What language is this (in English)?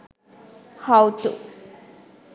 Sinhala